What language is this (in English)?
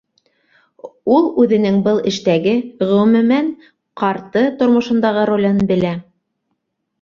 Bashkir